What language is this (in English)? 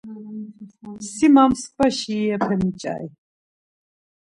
Laz